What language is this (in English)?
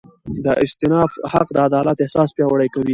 Pashto